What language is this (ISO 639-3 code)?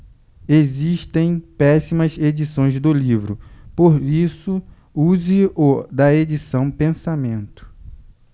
por